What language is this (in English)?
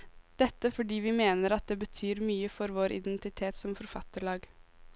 Norwegian